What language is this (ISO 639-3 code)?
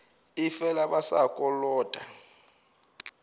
nso